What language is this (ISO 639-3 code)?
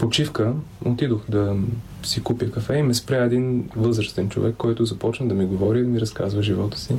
bul